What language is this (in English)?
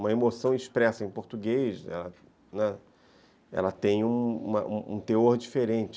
Portuguese